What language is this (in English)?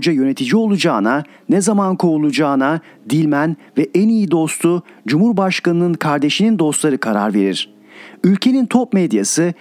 Turkish